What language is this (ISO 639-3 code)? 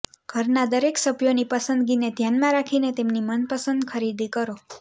guj